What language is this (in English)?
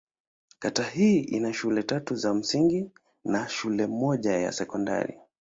Swahili